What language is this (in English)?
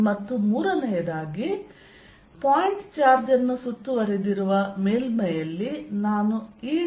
Kannada